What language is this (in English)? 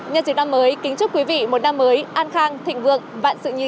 Vietnamese